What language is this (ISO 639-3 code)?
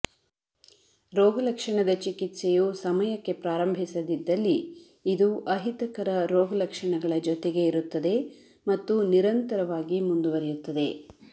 kan